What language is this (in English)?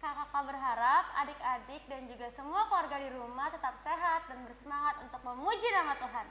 Indonesian